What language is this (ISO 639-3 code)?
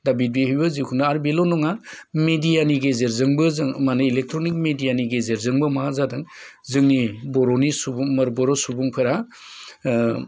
brx